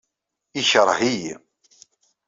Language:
Kabyle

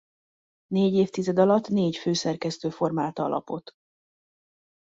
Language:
Hungarian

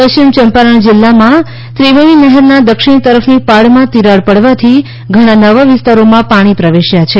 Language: Gujarati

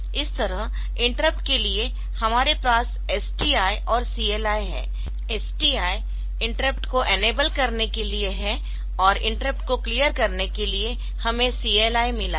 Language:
Hindi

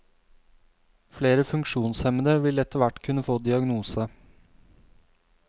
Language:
Norwegian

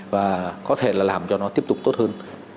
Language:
Vietnamese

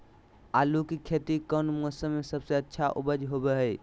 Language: Magahi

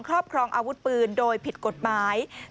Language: Thai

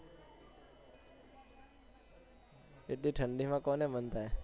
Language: Gujarati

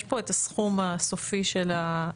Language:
Hebrew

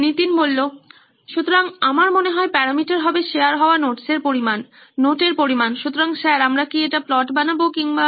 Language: Bangla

